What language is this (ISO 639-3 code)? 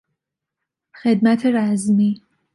fas